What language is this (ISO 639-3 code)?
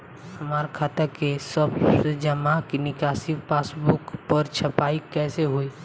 bho